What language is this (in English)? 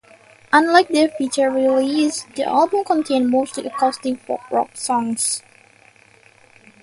English